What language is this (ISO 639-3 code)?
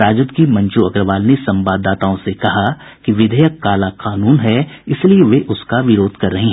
hin